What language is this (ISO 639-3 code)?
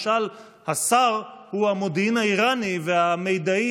heb